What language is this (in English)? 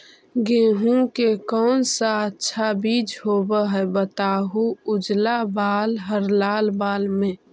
Magahi